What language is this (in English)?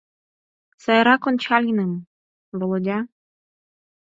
Mari